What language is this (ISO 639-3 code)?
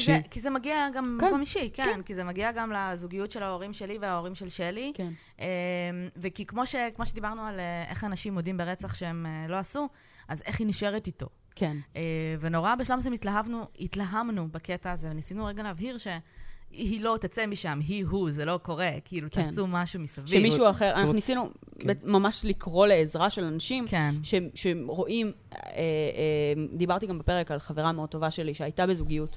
heb